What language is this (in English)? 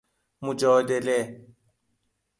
Persian